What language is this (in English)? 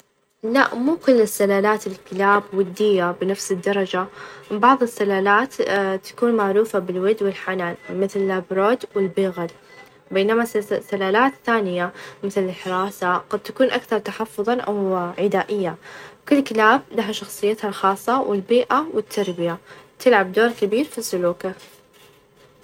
Najdi Arabic